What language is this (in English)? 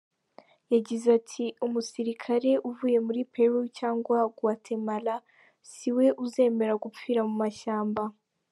Kinyarwanda